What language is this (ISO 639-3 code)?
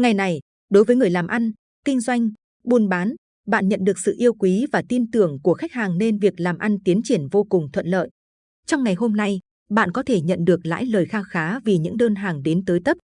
vie